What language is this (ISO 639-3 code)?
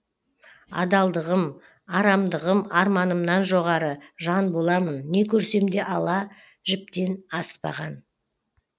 kaz